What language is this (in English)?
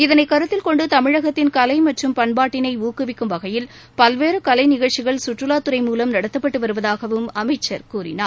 Tamil